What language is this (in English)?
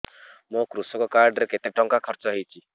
Odia